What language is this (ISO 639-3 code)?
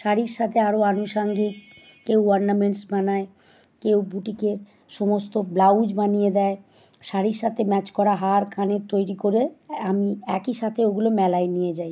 ben